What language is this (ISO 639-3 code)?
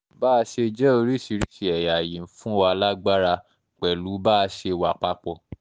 yor